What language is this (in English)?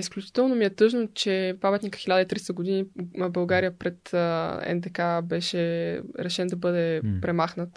Bulgarian